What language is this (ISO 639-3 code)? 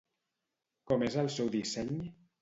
cat